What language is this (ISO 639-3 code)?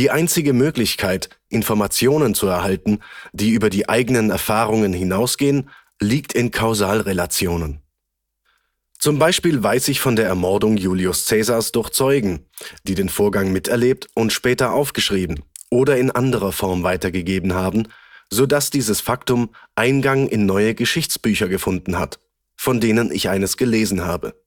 deu